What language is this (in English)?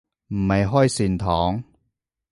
Cantonese